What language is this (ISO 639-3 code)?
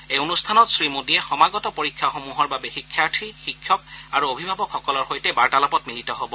asm